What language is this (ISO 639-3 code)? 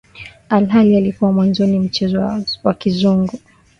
swa